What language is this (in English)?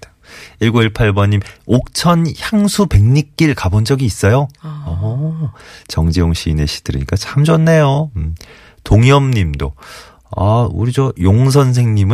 Korean